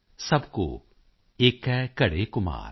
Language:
Punjabi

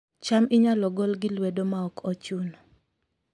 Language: Luo (Kenya and Tanzania)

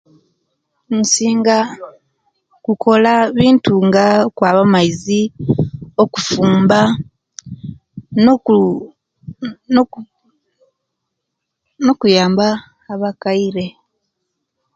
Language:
Kenyi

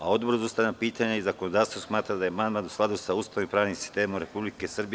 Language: Serbian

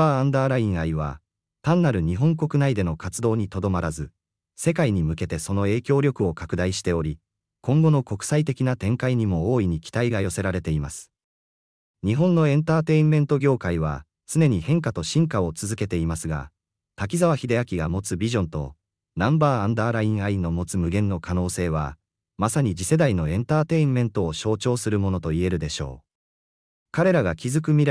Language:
Japanese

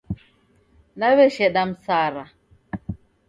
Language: Taita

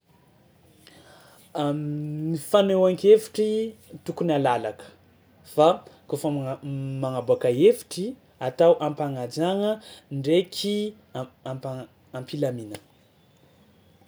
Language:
Tsimihety Malagasy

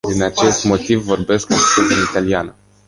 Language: Romanian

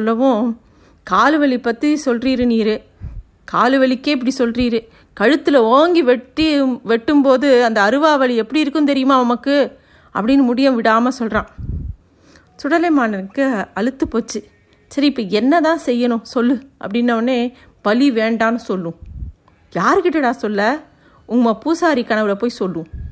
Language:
Tamil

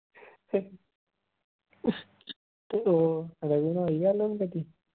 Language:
Punjabi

